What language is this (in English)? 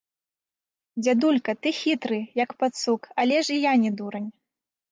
Belarusian